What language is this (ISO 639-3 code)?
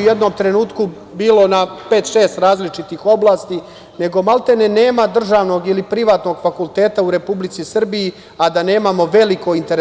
srp